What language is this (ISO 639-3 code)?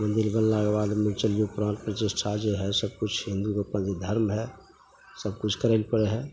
mai